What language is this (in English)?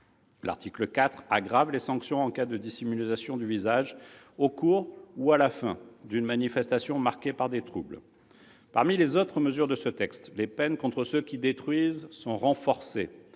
French